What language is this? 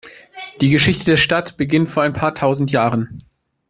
German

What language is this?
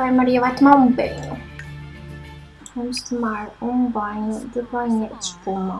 Portuguese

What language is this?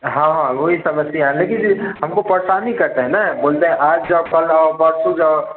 Hindi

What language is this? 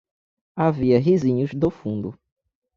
Portuguese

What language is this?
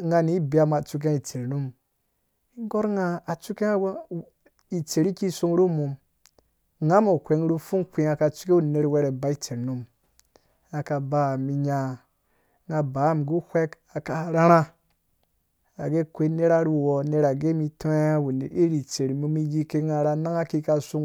Dũya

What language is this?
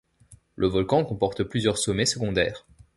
French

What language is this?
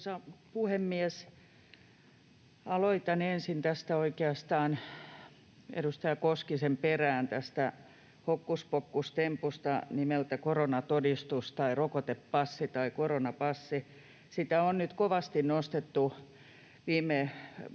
Finnish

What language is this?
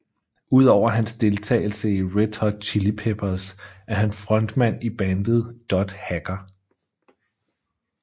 Danish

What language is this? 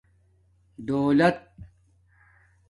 Domaaki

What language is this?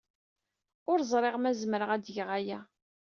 Kabyle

